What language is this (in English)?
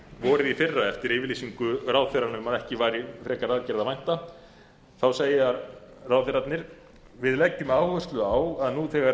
Icelandic